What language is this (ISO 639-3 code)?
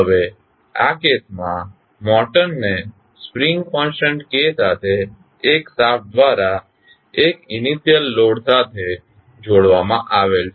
guj